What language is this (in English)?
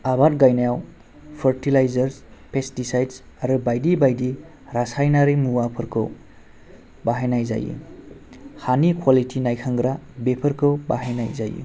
Bodo